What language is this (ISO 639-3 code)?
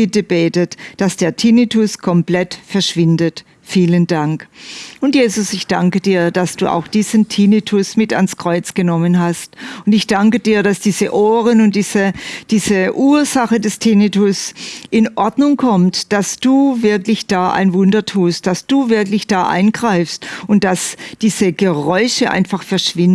deu